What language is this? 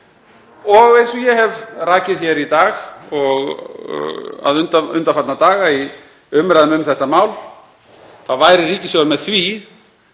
Icelandic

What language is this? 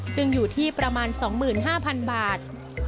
Thai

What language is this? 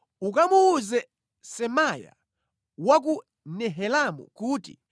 Nyanja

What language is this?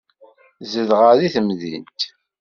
Kabyle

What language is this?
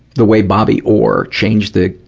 English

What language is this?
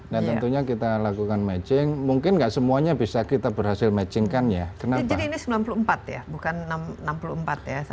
Indonesian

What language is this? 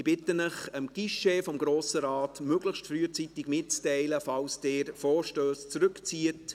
Swiss German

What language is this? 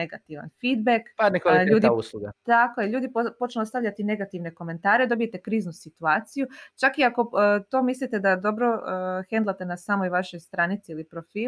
Croatian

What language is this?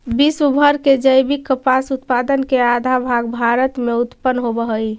Magahi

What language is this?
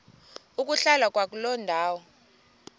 Xhosa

